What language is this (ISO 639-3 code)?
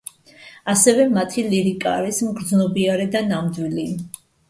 kat